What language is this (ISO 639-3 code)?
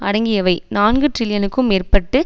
tam